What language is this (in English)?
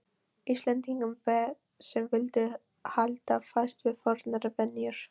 Icelandic